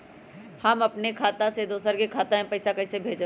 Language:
Magahi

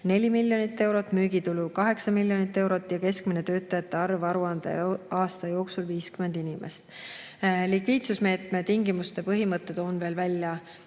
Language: Estonian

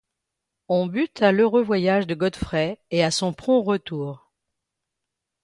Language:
French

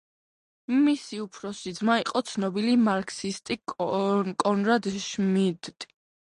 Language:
Georgian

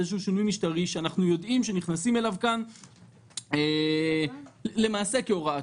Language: Hebrew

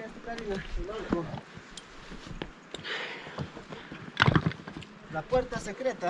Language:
Spanish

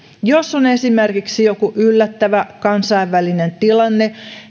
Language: Finnish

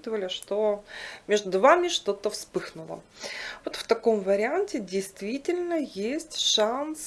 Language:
Russian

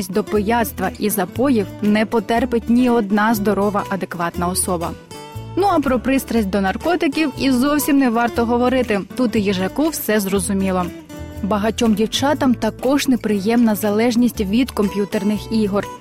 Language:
Ukrainian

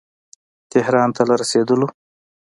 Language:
Pashto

